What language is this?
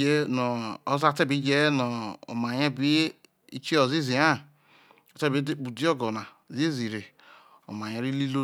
Isoko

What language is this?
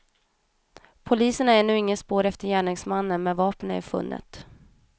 Swedish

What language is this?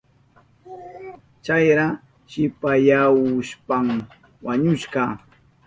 Southern Pastaza Quechua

